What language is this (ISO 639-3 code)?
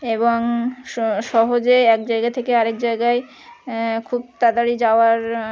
ben